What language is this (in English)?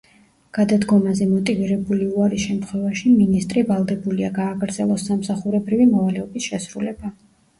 Georgian